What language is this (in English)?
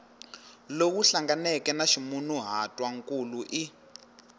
Tsonga